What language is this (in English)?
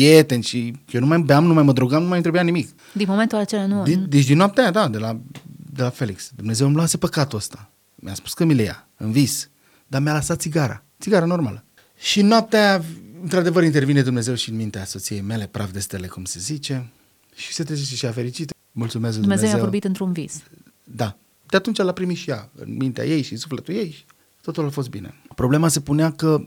Romanian